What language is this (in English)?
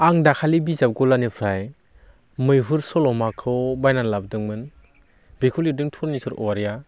Bodo